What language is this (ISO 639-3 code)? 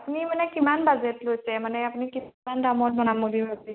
asm